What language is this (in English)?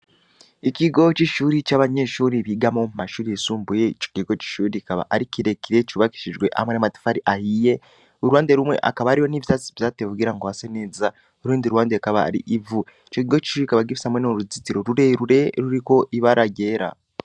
Rundi